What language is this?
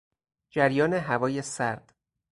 Persian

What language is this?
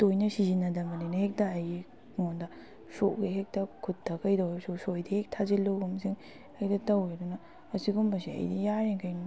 Manipuri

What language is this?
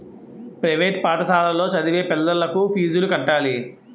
Telugu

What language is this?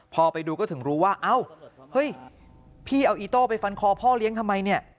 Thai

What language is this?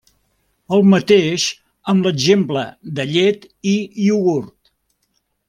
Catalan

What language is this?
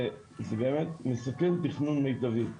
Hebrew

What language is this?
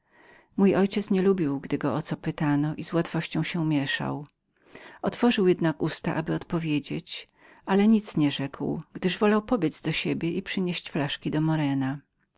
Polish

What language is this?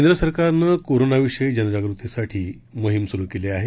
Marathi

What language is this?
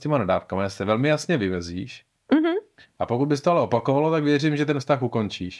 Czech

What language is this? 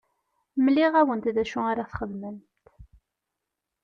Kabyle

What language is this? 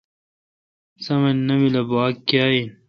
Kalkoti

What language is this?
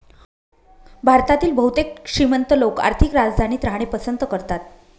Marathi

